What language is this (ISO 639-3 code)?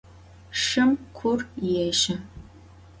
ady